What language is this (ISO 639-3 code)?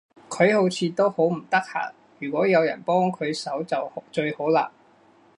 yue